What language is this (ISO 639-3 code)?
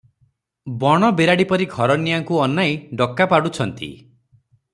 ori